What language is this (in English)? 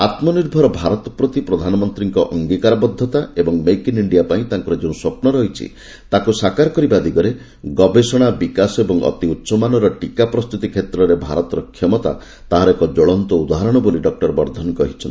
Odia